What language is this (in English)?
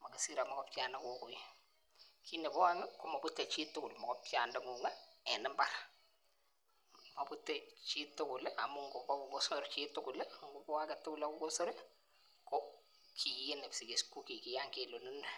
Kalenjin